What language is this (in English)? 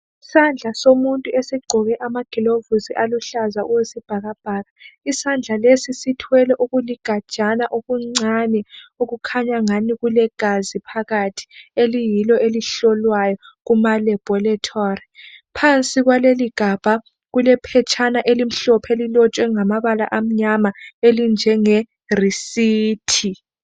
North Ndebele